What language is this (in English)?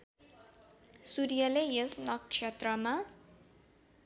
Nepali